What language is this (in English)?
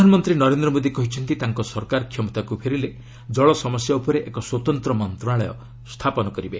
Odia